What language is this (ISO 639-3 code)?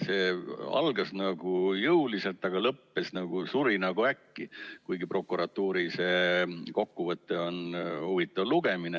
est